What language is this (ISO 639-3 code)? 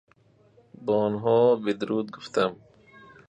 fas